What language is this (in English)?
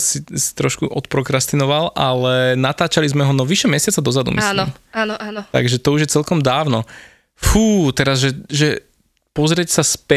Slovak